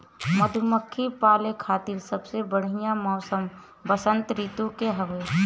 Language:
Bhojpuri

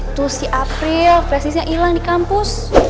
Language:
Indonesian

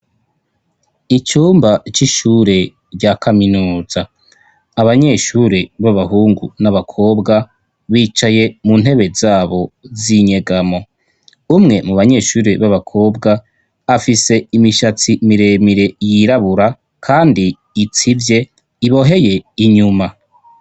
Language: Rundi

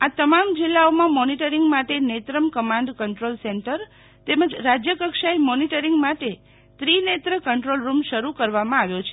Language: Gujarati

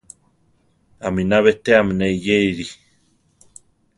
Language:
Central Tarahumara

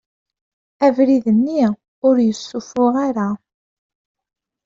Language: Kabyle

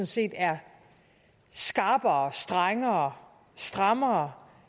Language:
Danish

